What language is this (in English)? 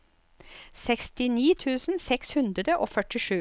Norwegian